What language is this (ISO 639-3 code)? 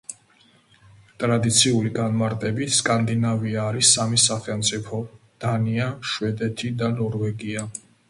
kat